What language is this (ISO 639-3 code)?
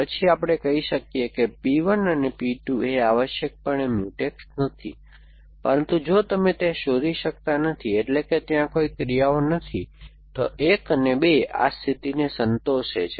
guj